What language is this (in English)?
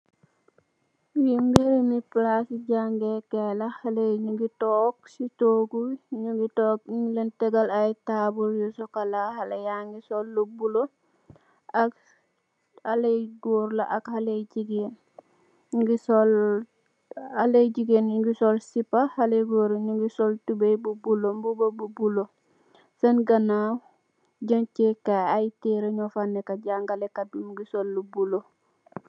Wolof